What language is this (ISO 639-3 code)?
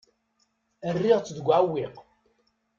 kab